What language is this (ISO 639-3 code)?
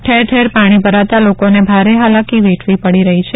guj